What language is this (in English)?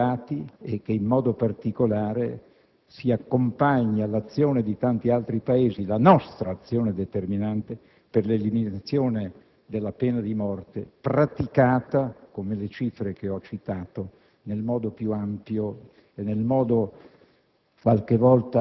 Italian